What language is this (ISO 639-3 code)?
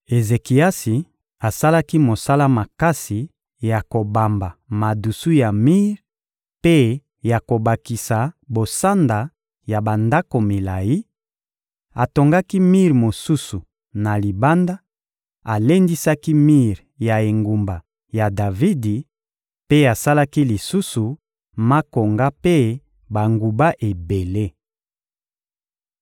lin